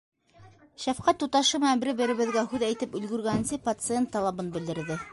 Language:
Bashkir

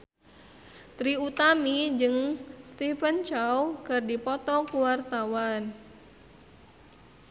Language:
Sundanese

